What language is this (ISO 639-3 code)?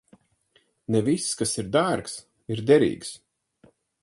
lav